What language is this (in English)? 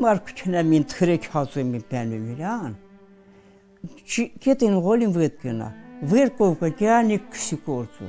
Romanian